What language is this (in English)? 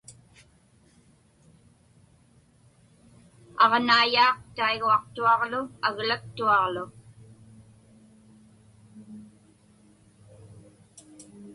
Inupiaq